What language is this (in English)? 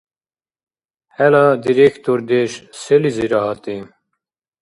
Dargwa